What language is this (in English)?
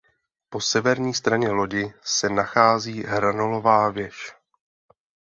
Czech